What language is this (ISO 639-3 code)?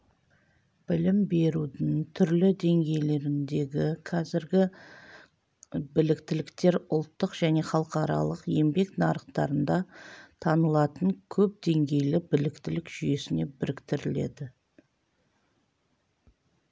kaz